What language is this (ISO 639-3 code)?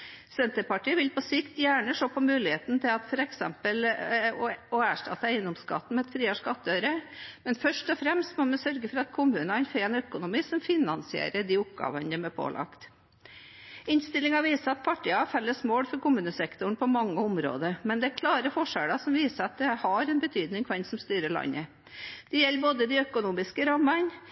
nob